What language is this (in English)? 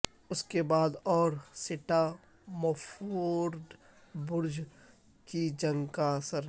Urdu